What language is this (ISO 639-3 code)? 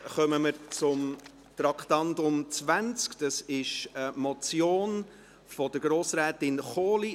gsw